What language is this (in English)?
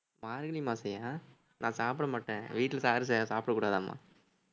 Tamil